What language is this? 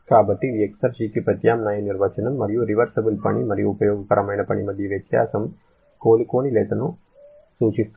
Telugu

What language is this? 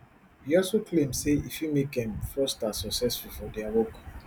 Nigerian Pidgin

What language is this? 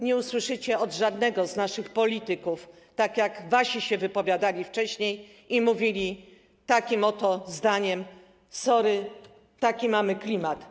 Polish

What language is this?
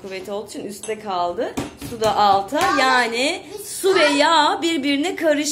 Turkish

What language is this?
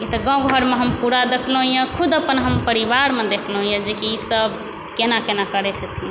Maithili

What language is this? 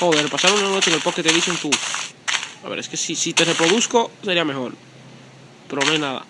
Spanish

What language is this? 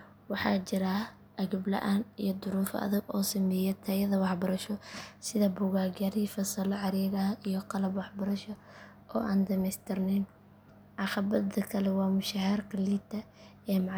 Somali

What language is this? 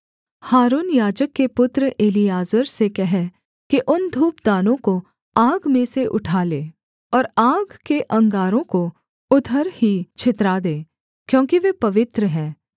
Hindi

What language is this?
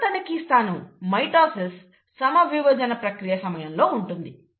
Telugu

